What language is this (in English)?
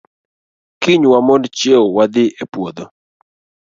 Luo (Kenya and Tanzania)